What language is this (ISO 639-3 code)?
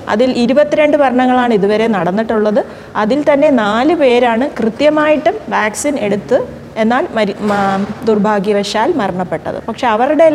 mal